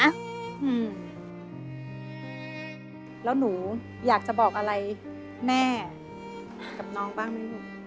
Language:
Thai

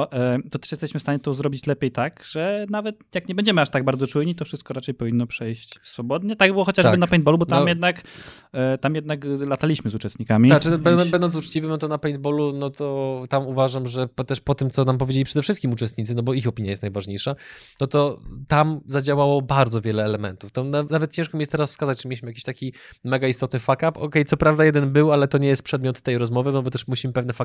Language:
Polish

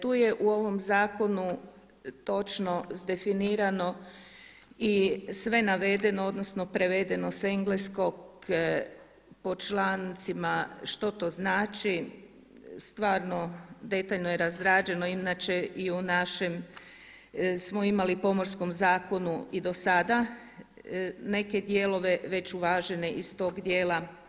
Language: Croatian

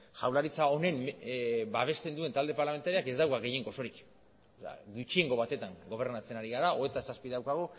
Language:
Basque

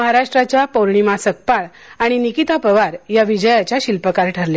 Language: Marathi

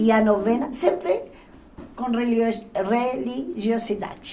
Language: Portuguese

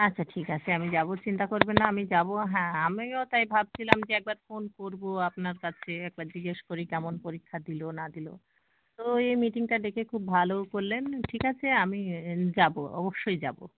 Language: Bangla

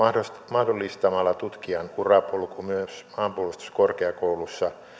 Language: Finnish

